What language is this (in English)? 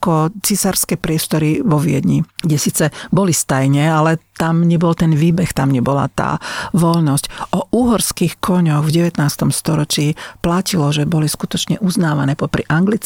Slovak